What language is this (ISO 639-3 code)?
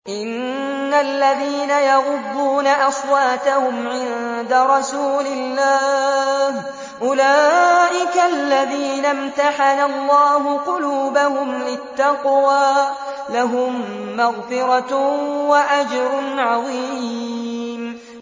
ara